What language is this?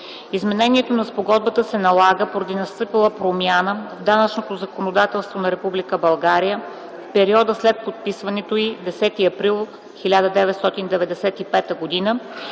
Bulgarian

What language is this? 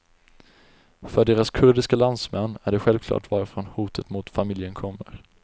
Swedish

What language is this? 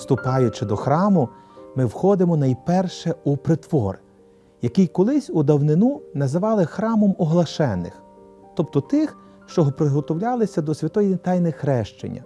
Ukrainian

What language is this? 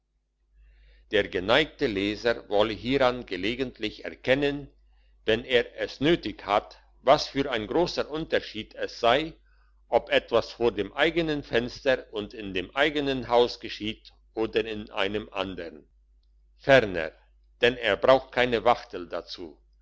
German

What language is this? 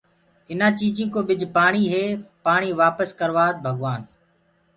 Gurgula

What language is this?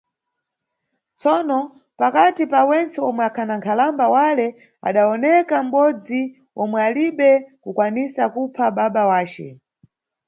Nyungwe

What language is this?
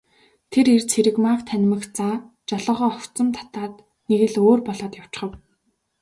Mongolian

